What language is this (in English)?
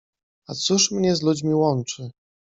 Polish